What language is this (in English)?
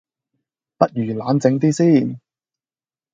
Cantonese